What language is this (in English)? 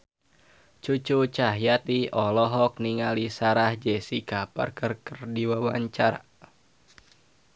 Sundanese